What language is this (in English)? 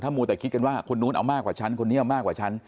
Thai